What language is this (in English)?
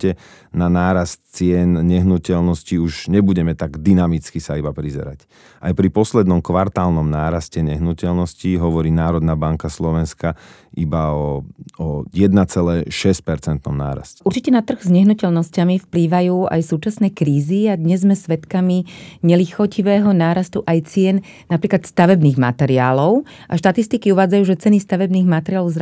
Slovak